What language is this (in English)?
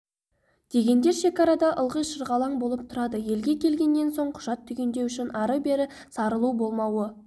Kazakh